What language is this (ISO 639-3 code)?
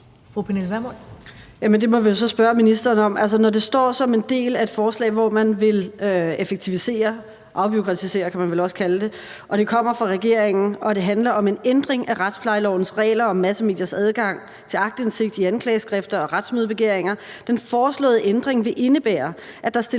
dan